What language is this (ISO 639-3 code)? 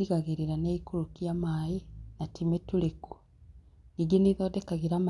kik